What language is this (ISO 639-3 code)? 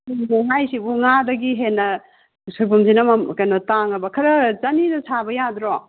mni